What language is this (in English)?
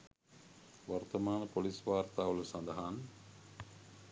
Sinhala